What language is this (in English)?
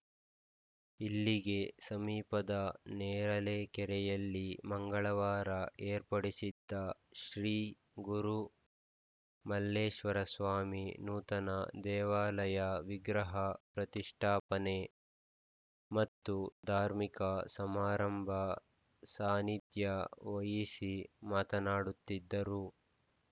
Kannada